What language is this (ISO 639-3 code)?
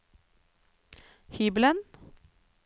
nor